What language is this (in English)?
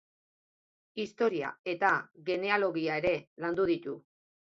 Basque